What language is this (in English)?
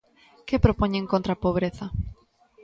Galician